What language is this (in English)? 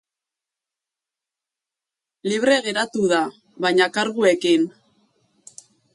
Basque